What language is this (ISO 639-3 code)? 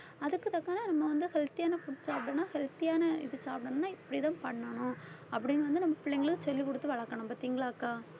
tam